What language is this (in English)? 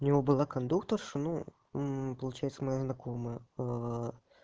Russian